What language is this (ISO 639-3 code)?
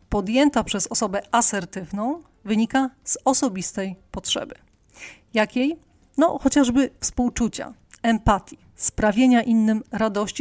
pol